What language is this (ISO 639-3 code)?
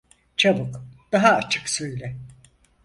tur